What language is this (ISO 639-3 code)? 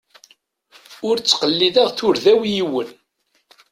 kab